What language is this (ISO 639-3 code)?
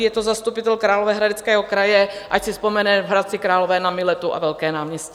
ces